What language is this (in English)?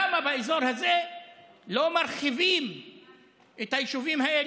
Hebrew